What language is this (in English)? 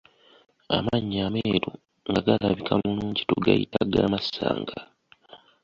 Ganda